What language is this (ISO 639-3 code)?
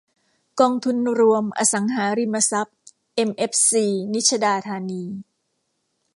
tha